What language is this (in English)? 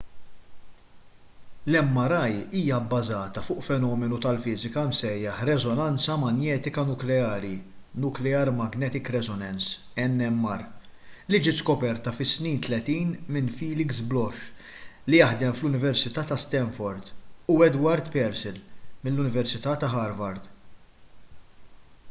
Maltese